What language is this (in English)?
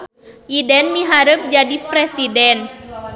Sundanese